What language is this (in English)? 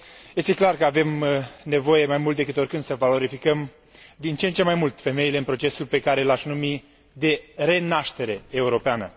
Romanian